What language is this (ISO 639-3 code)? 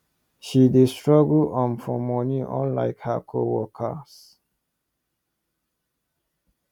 pcm